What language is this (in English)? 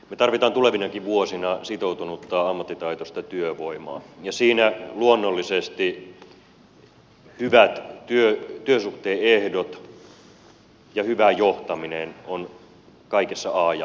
Finnish